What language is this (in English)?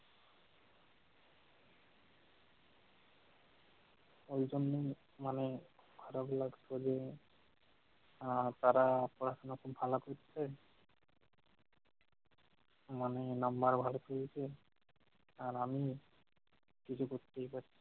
Bangla